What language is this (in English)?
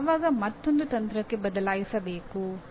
Kannada